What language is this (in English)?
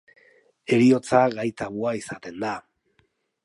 Basque